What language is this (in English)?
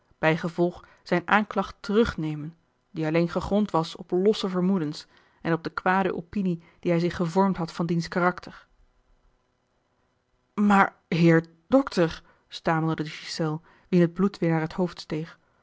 Dutch